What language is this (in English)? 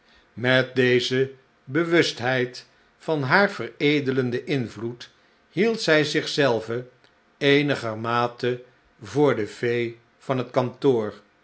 Dutch